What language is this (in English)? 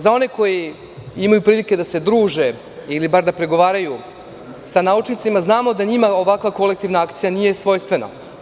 Serbian